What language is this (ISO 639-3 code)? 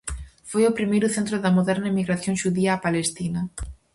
glg